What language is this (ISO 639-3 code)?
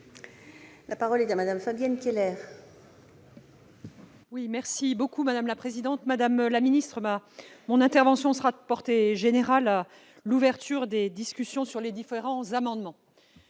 fra